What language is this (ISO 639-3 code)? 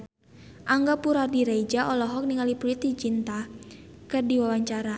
sun